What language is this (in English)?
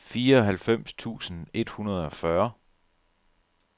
Danish